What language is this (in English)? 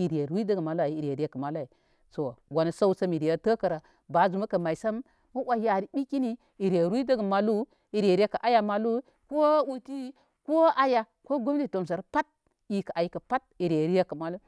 Koma